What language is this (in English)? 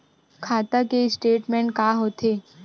Chhattisgarhi